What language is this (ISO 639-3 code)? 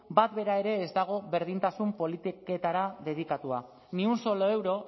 eus